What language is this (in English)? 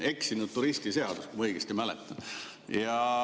Estonian